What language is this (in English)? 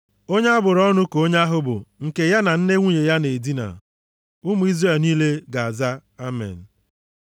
Igbo